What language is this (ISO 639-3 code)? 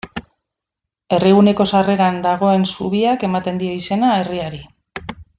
eus